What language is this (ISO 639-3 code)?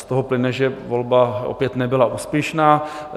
ces